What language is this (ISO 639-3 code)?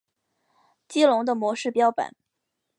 zho